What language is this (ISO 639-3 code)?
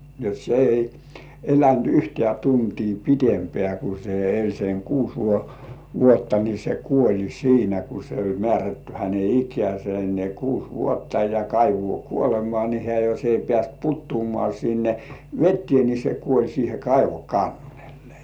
fin